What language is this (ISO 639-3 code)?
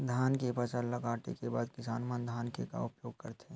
hne